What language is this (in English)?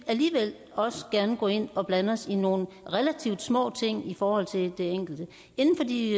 Danish